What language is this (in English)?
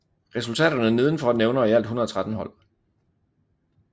Danish